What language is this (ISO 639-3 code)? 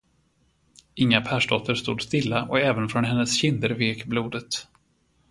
swe